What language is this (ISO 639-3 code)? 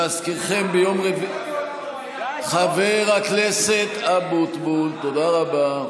heb